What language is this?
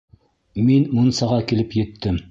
Bashkir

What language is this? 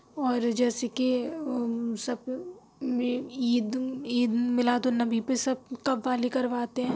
Urdu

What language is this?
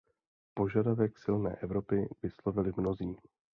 Czech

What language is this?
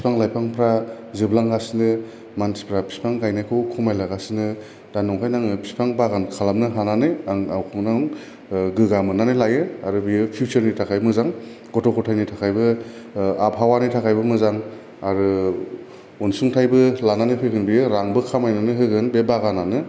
Bodo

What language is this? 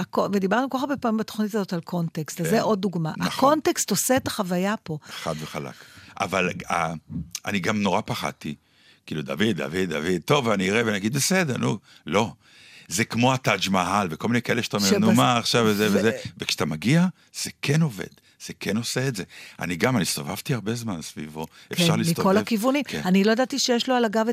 Hebrew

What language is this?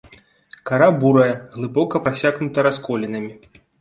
Belarusian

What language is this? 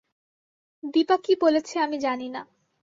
Bangla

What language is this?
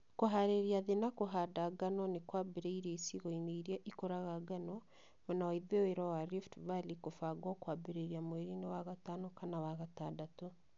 Kikuyu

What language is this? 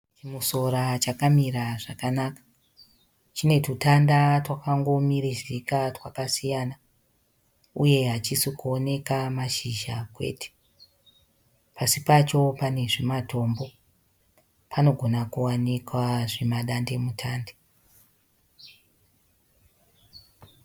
Shona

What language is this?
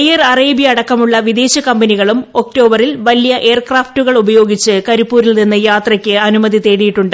Malayalam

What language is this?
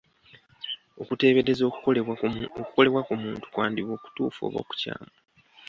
Ganda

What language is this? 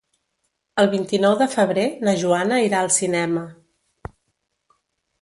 Catalan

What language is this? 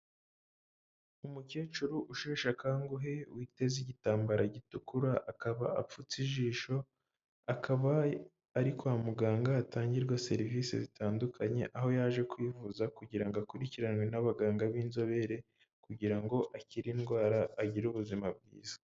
Kinyarwanda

